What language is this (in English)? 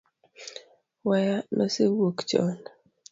Luo (Kenya and Tanzania)